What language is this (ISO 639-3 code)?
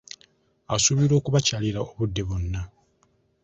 lug